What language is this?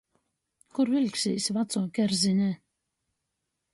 Latgalian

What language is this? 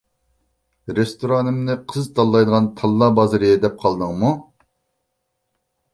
Uyghur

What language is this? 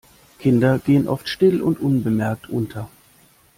German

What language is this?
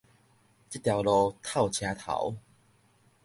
Min Nan Chinese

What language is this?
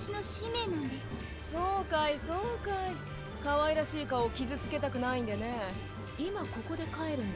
Portuguese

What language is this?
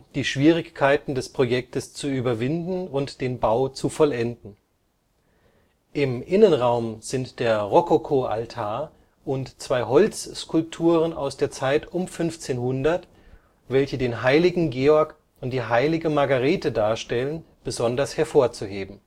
German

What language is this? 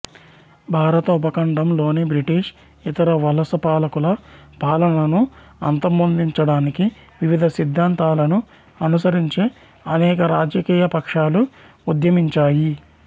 Telugu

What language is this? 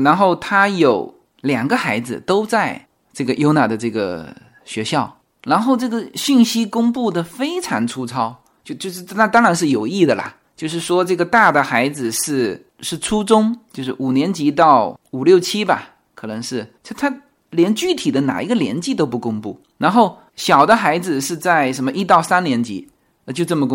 Chinese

